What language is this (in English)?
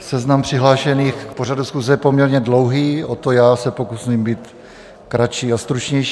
Czech